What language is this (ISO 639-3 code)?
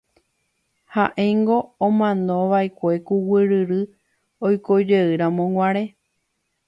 grn